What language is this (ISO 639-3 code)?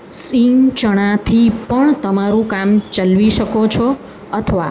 guj